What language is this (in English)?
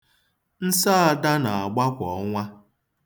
Igbo